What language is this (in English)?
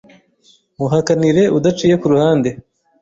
Kinyarwanda